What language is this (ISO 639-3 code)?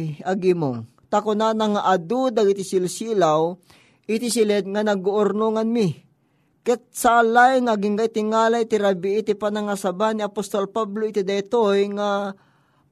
fil